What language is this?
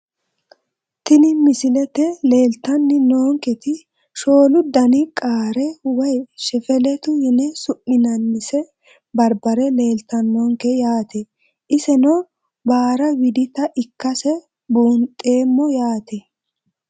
Sidamo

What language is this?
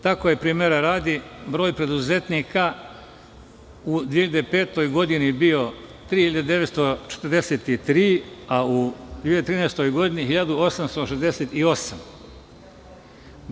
Serbian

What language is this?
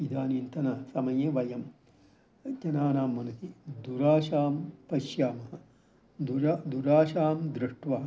Sanskrit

